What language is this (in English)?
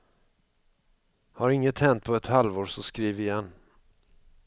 Swedish